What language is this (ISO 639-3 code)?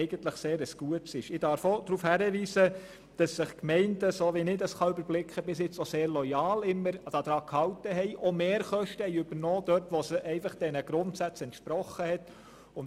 gsw